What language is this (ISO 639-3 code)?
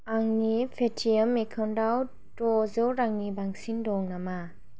brx